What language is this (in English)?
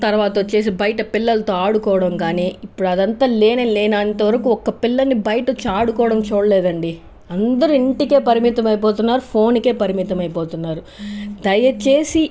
Telugu